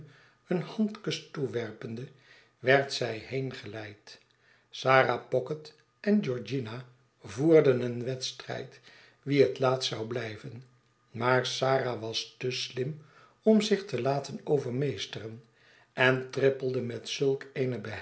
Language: Dutch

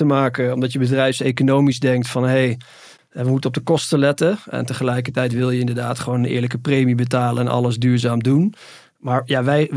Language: Dutch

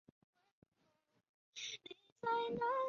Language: Chinese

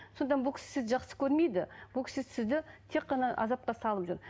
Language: Kazakh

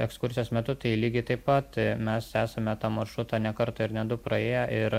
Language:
Lithuanian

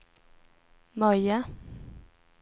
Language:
Swedish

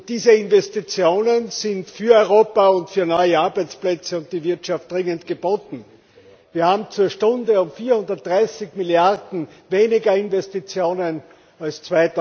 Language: German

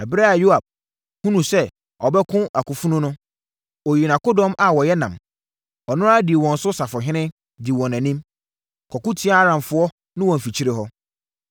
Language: Akan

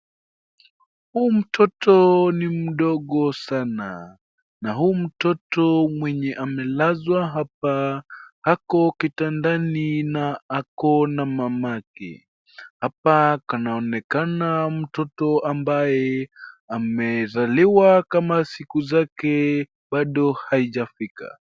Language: Swahili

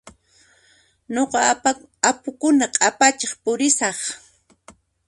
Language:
Puno Quechua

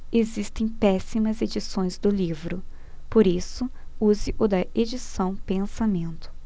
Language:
Portuguese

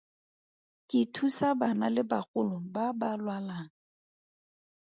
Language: Tswana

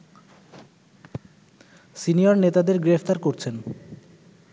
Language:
Bangla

